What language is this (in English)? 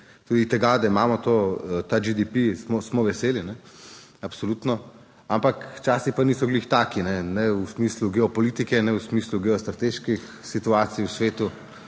Slovenian